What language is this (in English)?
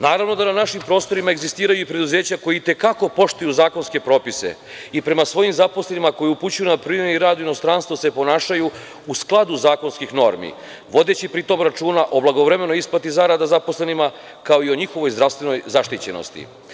Serbian